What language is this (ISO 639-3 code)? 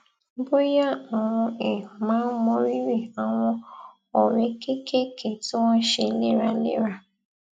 yor